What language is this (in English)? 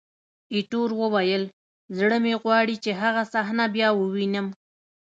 Pashto